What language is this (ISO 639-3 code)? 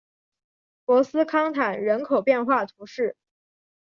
zho